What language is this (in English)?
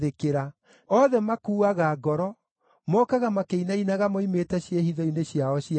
Kikuyu